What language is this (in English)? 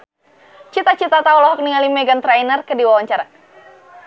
Sundanese